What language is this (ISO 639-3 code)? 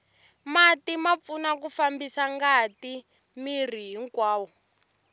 tso